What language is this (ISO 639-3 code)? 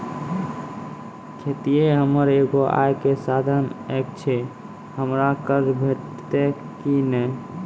mai